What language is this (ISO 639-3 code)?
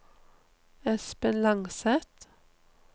nor